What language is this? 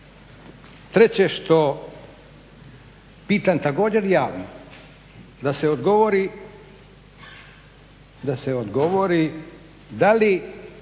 Croatian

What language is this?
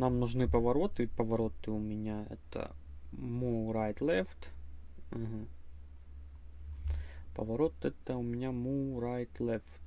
Russian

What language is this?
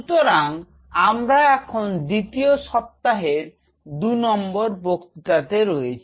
Bangla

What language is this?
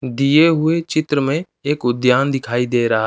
Hindi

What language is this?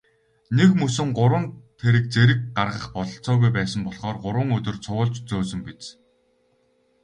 Mongolian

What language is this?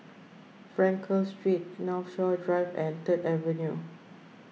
English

